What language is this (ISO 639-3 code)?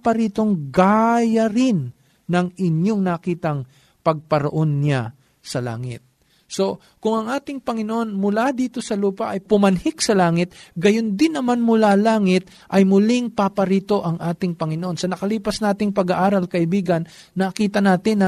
fil